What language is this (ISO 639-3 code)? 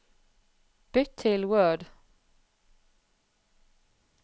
nor